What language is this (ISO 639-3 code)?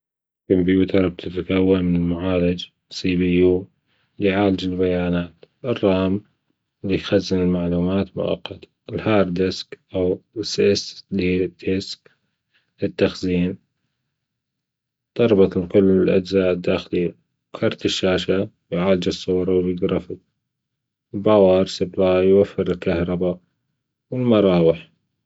afb